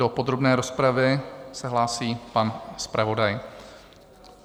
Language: Czech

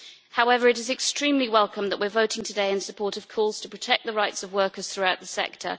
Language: English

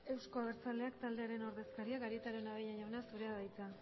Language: Basque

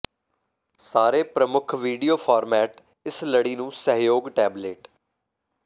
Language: Punjabi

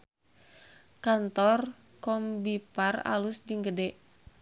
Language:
Sundanese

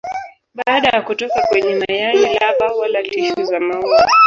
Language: Swahili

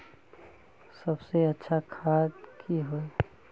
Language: Magahi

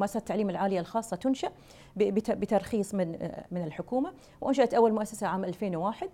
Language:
Arabic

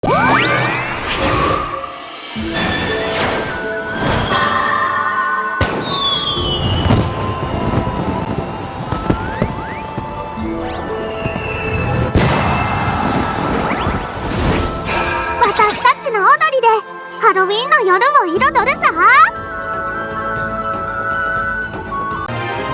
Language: Japanese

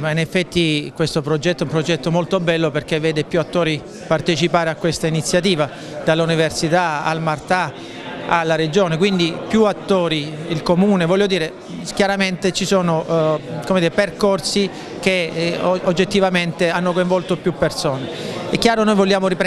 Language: Italian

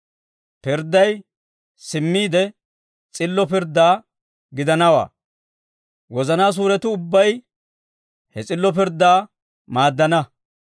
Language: Dawro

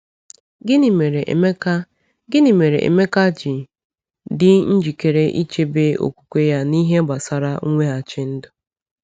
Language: Igbo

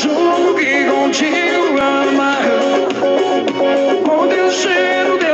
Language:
Romanian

